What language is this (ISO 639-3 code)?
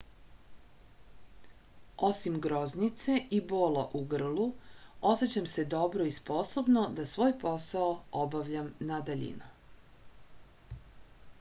srp